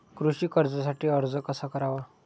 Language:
Marathi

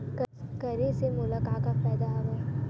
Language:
Chhattisgarhi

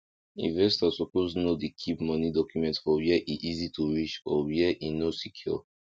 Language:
Nigerian Pidgin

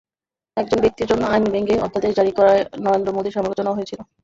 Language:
Bangla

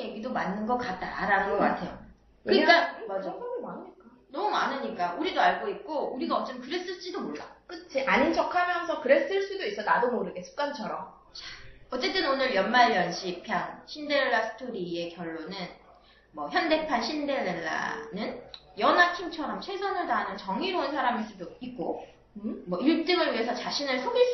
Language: Korean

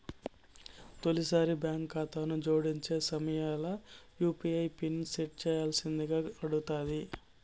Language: Telugu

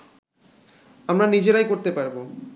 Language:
Bangla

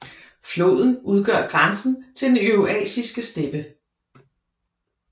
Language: Danish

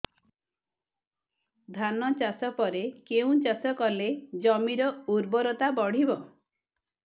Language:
Odia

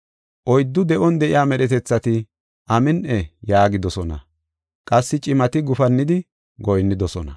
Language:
Gofa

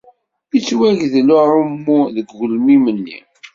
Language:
Kabyle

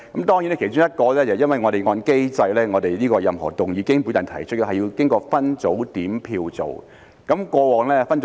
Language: Cantonese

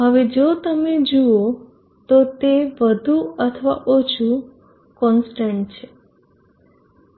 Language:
Gujarati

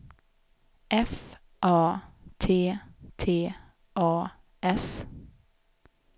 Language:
Swedish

